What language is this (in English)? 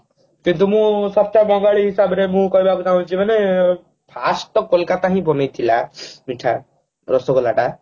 Odia